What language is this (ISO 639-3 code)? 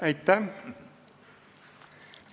est